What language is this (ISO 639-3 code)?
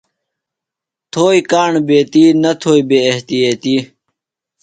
phl